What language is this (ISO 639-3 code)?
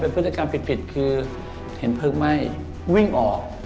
tha